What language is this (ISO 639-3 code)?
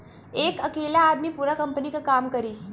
bho